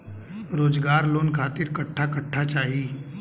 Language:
Bhojpuri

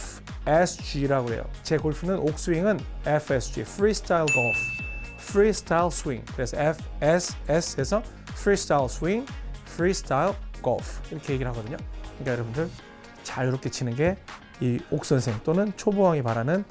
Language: Korean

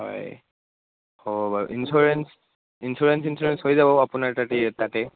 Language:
Assamese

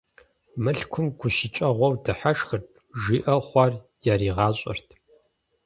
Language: Kabardian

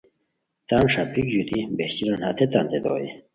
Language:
Khowar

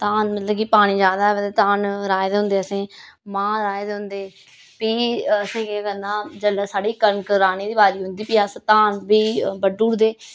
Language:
Dogri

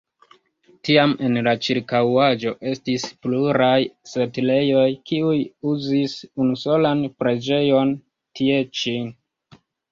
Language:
Esperanto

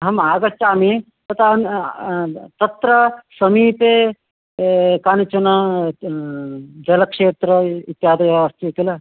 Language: Sanskrit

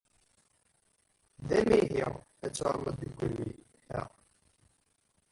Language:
Kabyle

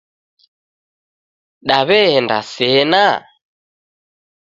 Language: Taita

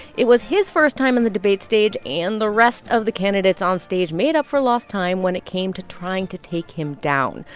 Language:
English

